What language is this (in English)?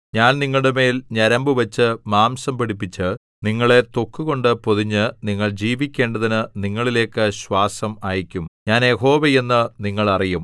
Malayalam